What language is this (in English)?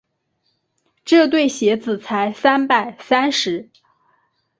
Chinese